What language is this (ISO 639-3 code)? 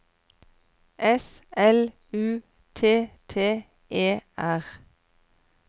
nor